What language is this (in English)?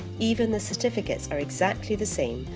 English